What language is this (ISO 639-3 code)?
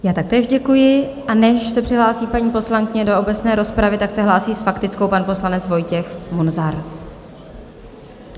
ces